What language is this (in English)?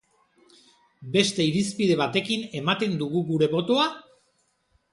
Basque